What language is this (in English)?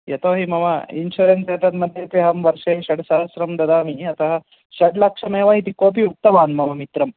Sanskrit